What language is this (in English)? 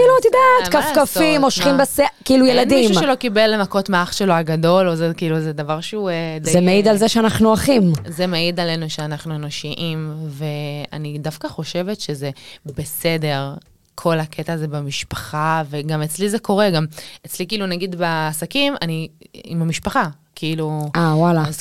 Hebrew